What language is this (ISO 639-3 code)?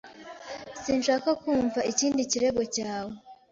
kin